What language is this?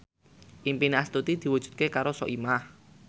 Javanese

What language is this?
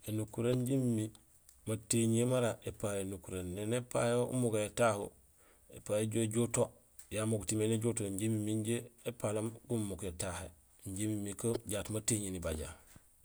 Gusilay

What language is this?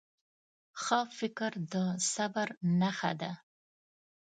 Pashto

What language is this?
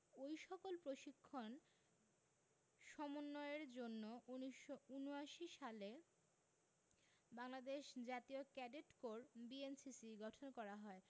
Bangla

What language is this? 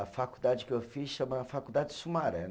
Portuguese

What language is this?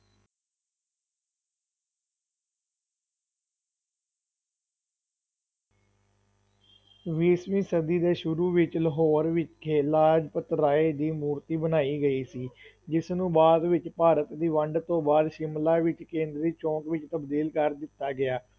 Punjabi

